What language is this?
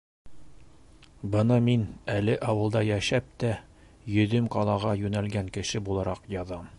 Bashkir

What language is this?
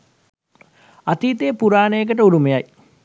Sinhala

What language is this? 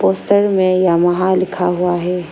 Hindi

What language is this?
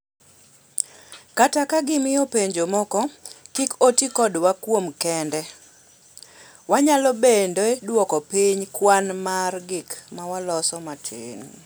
Luo (Kenya and Tanzania)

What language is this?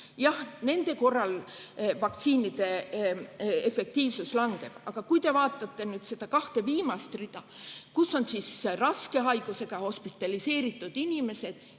Estonian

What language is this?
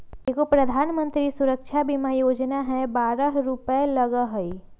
Magahi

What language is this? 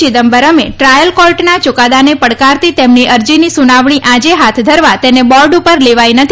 Gujarati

